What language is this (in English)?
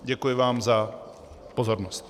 Czech